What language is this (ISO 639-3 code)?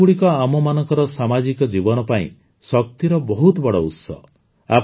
ori